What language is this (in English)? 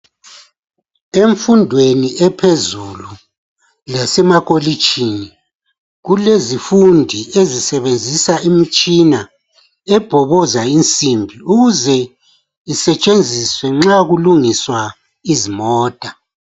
North Ndebele